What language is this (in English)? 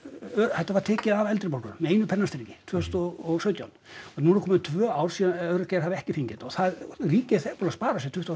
Icelandic